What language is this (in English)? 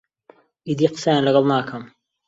Central Kurdish